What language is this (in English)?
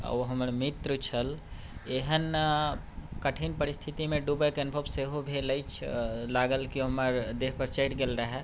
Maithili